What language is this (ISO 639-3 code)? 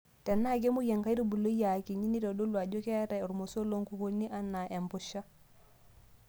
mas